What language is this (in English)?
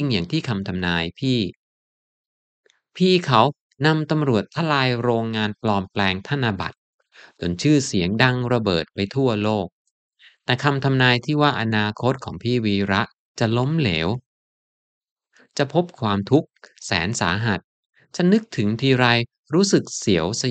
Thai